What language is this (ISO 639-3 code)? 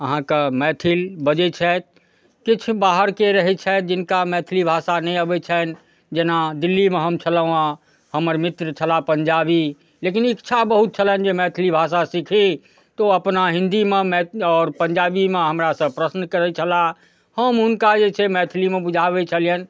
mai